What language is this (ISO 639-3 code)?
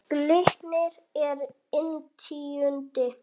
isl